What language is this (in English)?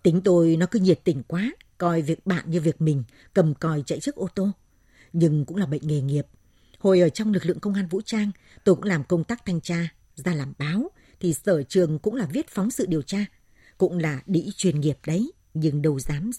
Vietnamese